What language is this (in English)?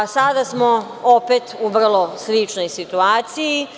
Serbian